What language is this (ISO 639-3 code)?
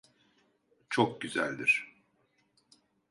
tur